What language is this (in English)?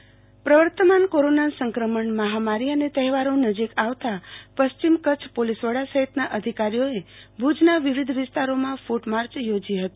Gujarati